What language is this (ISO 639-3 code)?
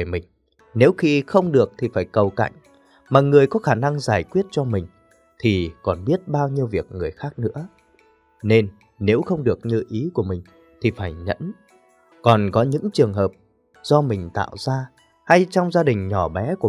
vie